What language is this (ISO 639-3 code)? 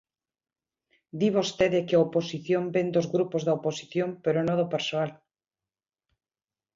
glg